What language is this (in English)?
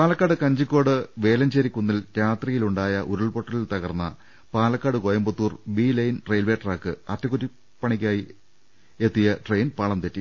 Malayalam